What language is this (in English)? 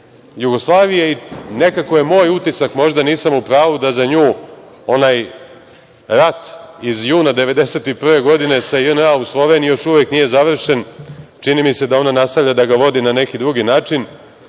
Serbian